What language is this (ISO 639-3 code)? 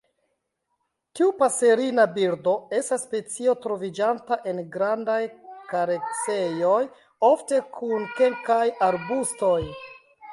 epo